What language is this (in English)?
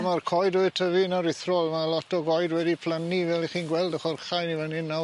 Welsh